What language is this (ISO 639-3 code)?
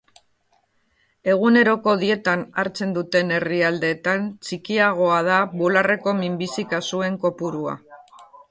eus